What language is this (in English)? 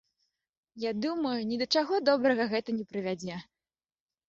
Belarusian